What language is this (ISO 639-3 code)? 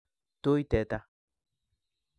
kln